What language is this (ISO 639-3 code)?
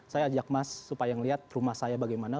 ind